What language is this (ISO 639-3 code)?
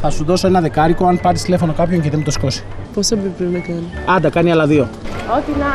ell